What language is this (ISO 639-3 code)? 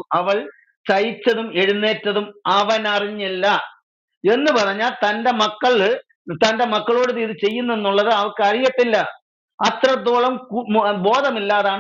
ara